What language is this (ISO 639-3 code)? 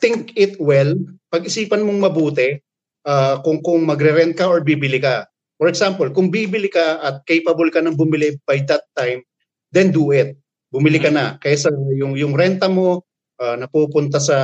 fil